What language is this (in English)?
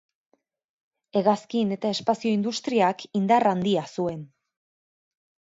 Basque